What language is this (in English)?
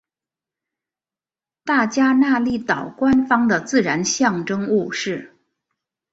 Chinese